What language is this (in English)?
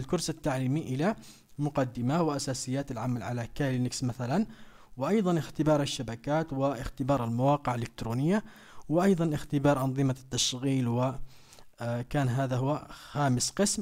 Arabic